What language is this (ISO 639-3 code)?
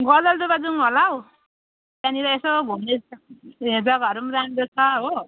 nep